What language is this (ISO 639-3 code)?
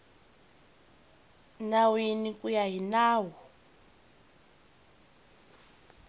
tso